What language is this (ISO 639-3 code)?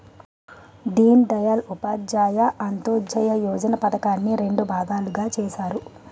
tel